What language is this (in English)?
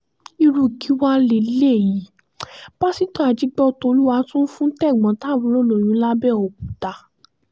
Yoruba